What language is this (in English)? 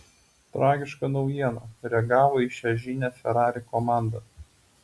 Lithuanian